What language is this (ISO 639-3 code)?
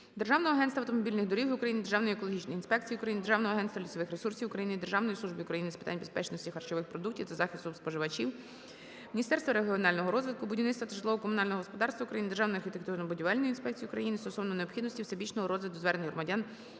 ukr